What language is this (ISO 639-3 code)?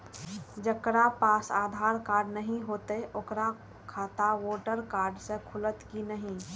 mai